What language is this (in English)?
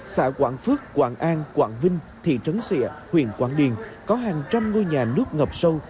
Vietnamese